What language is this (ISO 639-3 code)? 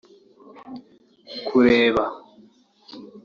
kin